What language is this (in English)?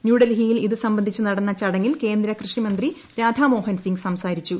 Malayalam